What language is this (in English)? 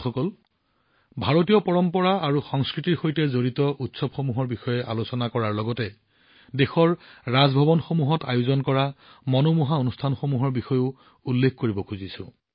Assamese